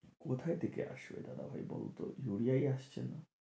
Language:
Bangla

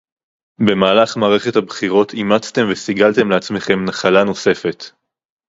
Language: Hebrew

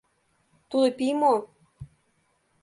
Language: Mari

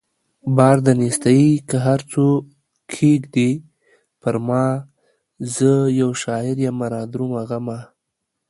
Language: Pashto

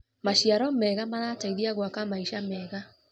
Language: Kikuyu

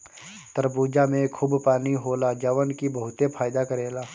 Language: Bhojpuri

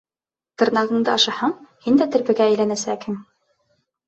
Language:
Bashkir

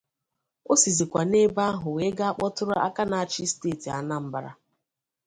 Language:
Igbo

